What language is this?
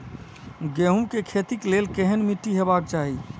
Maithili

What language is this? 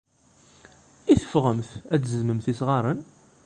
Kabyle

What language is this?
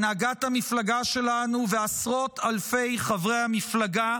Hebrew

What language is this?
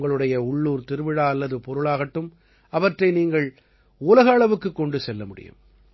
Tamil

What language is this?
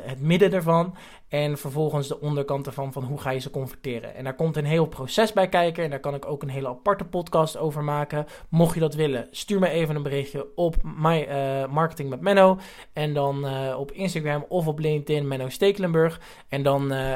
Dutch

